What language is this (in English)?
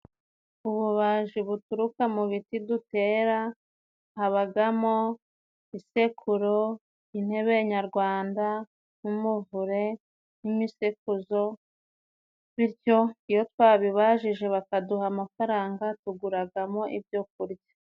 Kinyarwanda